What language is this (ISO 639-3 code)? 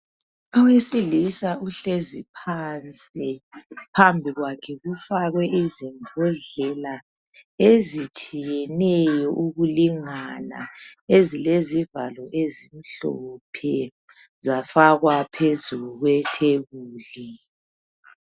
nde